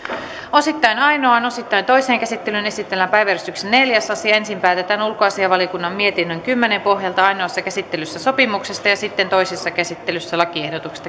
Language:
Finnish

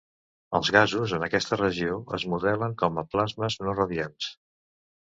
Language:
Catalan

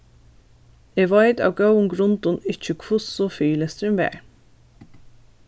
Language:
Faroese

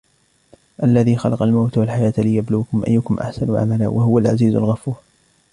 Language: Arabic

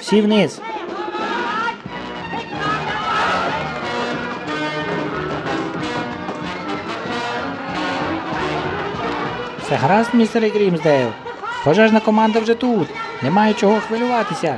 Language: Ukrainian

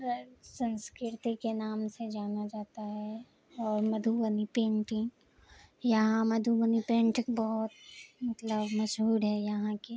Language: Urdu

